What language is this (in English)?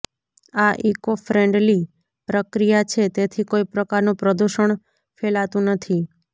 Gujarati